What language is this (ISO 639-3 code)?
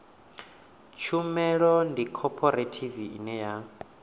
ven